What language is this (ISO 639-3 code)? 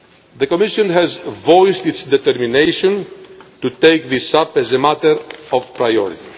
eng